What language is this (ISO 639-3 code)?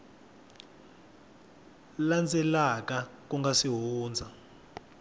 tso